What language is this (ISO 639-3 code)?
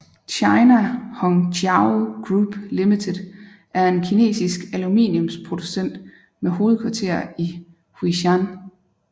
dan